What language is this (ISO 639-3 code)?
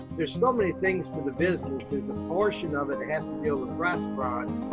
eng